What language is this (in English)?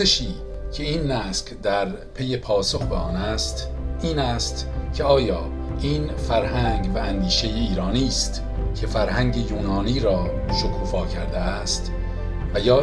Persian